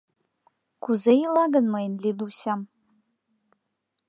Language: Mari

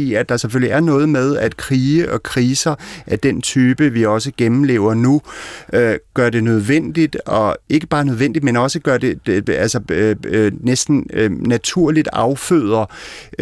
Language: Danish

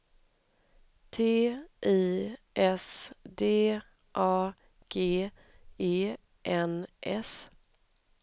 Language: Swedish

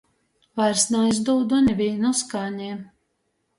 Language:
Latgalian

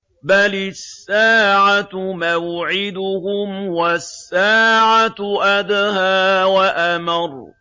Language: Arabic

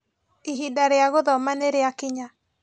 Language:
Kikuyu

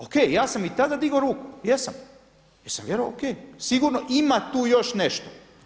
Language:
Croatian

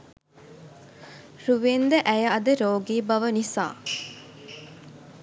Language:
Sinhala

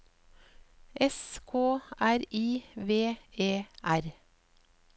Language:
Norwegian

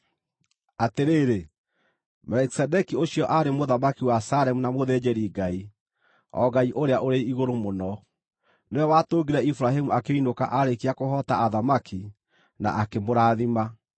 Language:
Kikuyu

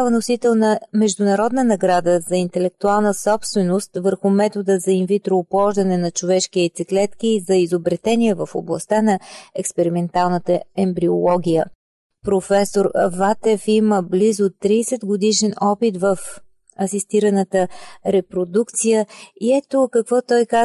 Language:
Bulgarian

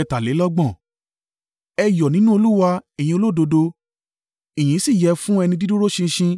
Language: Yoruba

